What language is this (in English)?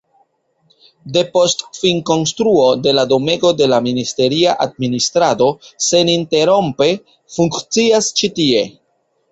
Esperanto